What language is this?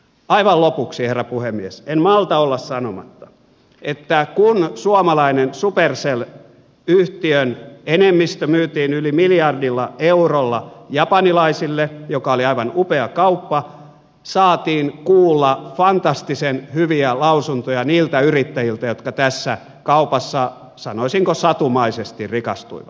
Finnish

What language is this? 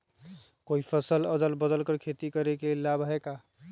Magahi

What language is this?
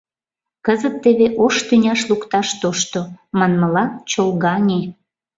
Mari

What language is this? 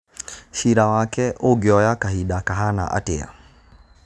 Kikuyu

